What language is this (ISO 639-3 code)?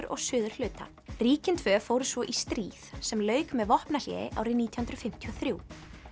isl